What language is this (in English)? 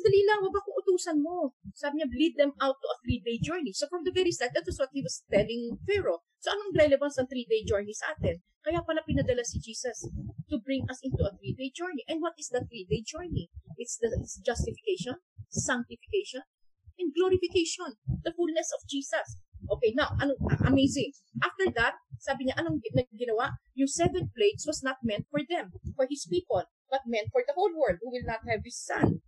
Filipino